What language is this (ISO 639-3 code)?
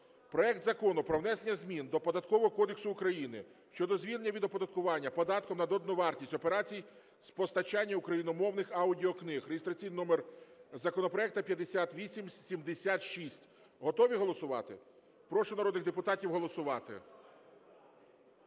ukr